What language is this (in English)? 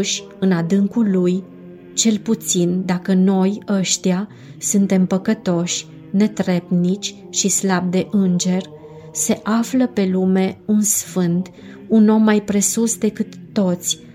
Romanian